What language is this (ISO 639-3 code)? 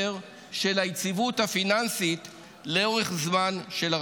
heb